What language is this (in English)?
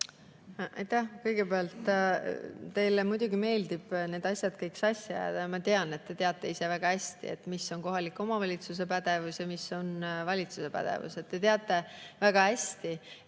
Estonian